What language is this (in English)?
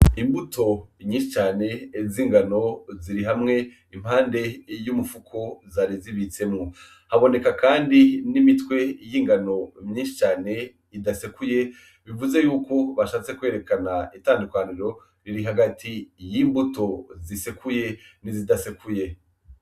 Rundi